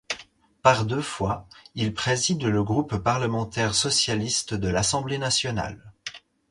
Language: French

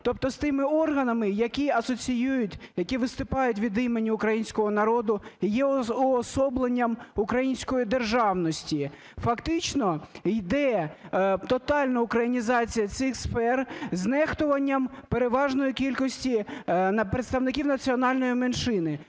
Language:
Ukrainian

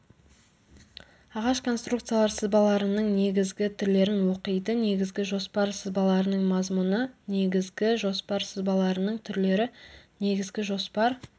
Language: Kazakh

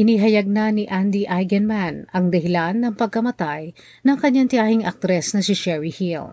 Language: Filipino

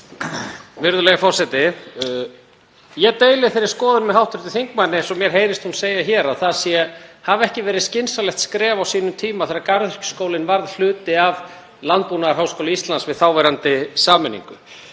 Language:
Icelandic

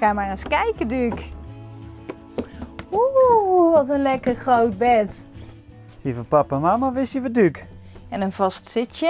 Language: Dutch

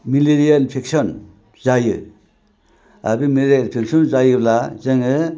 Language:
Bodo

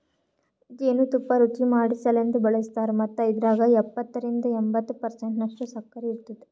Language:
Kannada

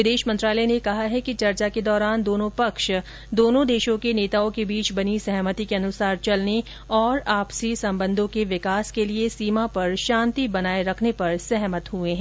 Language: Hindi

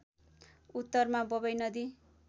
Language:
Nepali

